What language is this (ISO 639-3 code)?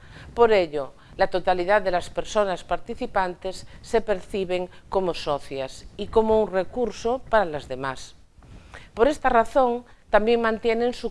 spa